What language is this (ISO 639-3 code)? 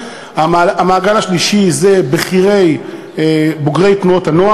heb